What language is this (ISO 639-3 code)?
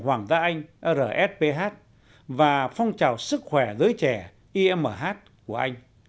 vie